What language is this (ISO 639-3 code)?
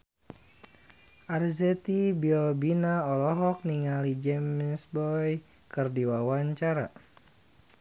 sun